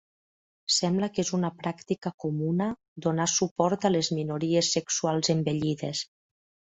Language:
Catalan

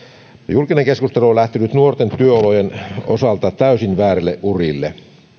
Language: Finnish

